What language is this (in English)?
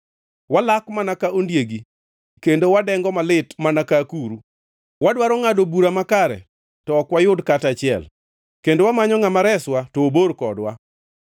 Luo (Kenya and Tanzania)